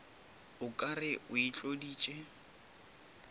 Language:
Northern Sotho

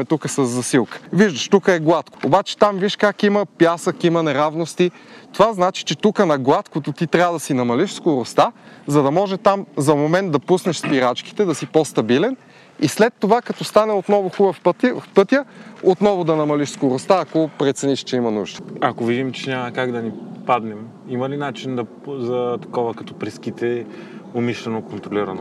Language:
Bulgarian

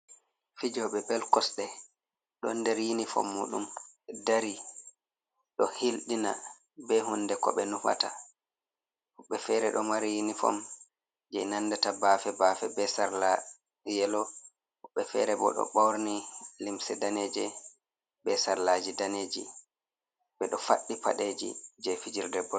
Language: Fula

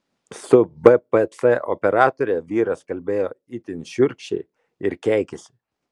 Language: Lithuanian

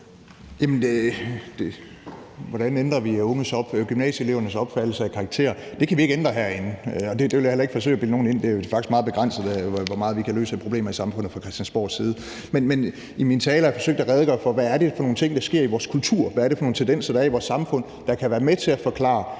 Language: Danish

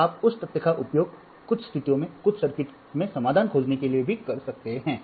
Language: Hindi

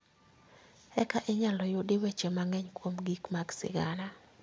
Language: Luo (Kenya and Tanzania)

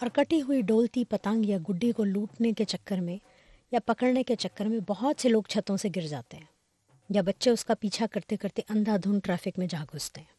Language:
Urdu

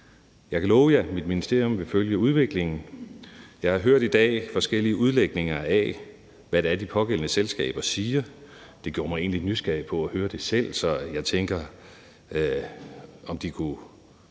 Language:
Danish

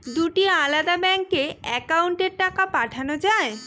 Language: Bangla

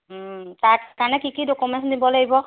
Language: Assamese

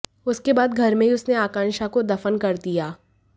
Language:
Hindi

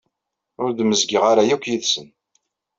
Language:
Kabyle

